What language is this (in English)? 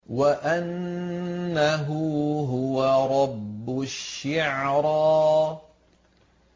Arabic